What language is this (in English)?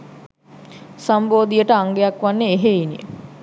Sinhala